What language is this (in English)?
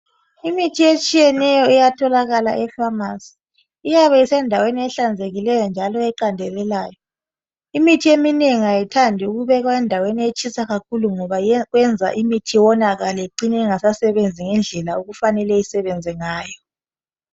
North Ndebele